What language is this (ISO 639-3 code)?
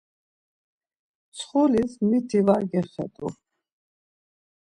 lzz